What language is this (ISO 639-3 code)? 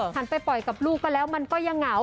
tha